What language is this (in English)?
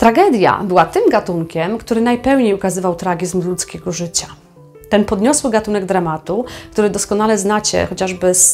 Polish